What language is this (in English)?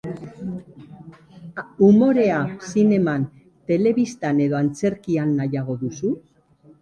Basque